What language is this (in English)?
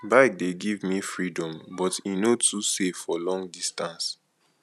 Nigerian Pidgin